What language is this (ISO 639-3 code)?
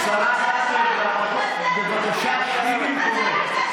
heb